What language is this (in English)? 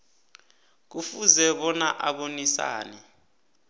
South Ndebele